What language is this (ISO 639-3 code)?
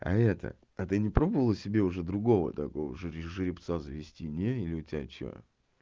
rus